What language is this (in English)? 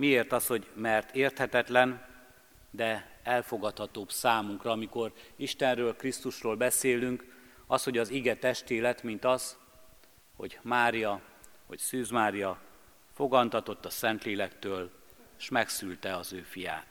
Hungarian